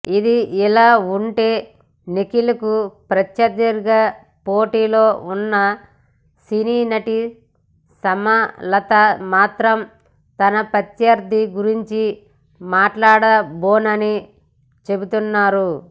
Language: Telugu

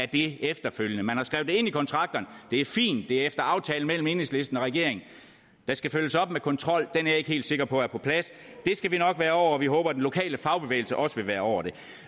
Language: Danish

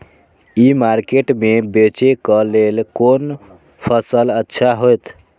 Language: Maithili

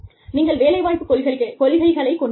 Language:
Tamil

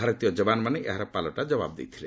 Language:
Odia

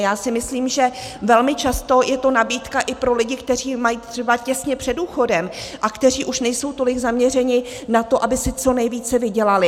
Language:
Czech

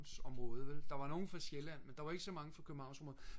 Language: Danish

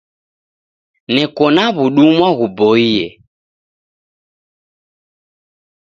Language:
Taita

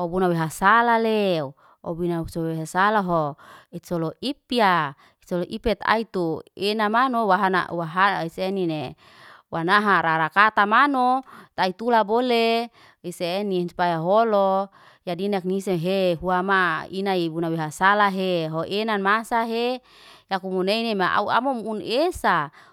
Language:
Liana-Seti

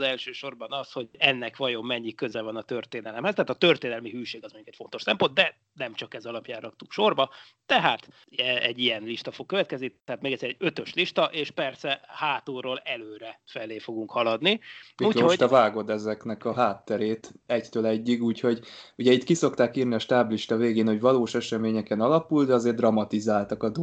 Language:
Hungarian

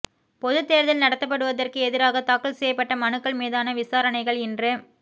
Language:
Tamil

